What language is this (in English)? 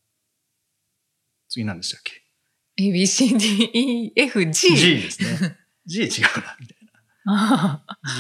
Japanese